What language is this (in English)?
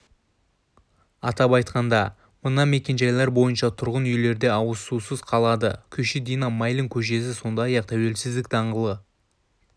Kazakh